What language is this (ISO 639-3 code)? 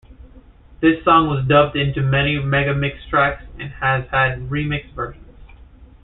eng